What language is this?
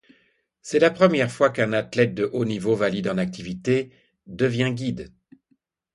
French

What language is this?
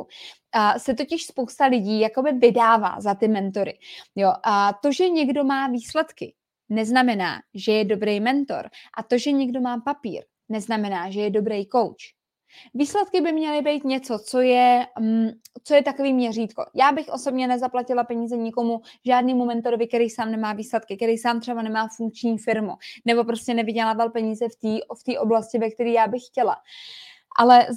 Czech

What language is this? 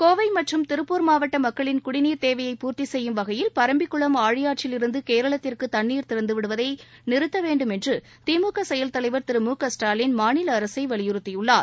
Tamil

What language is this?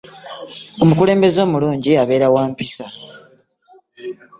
Ganda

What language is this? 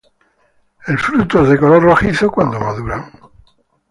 Spanish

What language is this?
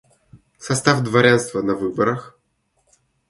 Russian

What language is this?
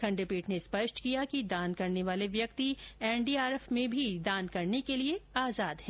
Hindi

